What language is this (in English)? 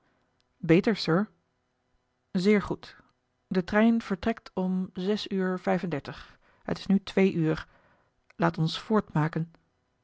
Dutch